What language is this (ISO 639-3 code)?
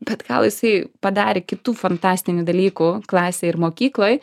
lit